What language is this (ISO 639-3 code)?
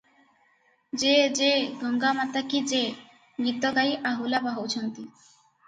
ori